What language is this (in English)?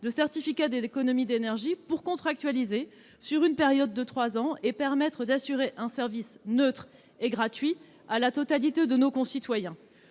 French